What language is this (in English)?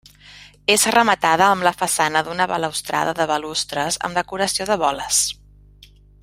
Catalan